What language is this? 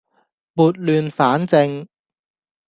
Cantonese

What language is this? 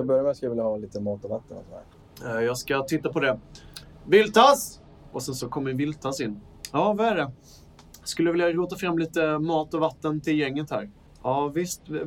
Swedish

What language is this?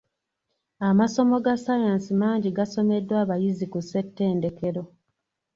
Ganda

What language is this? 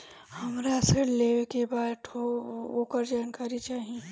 Bhojpuri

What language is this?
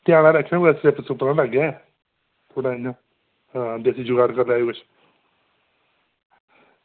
Dogri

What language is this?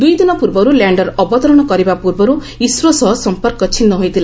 Odia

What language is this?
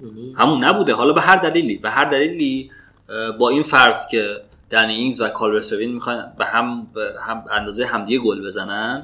Persian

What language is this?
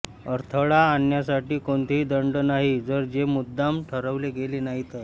Marathi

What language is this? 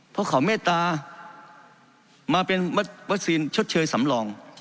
Thai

